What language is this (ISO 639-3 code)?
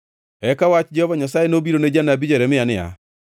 luo